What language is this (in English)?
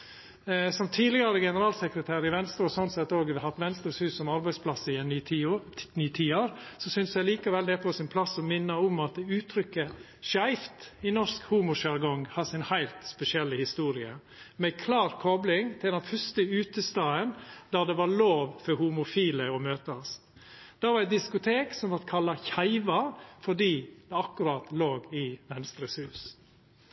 Norwegian Nynorsk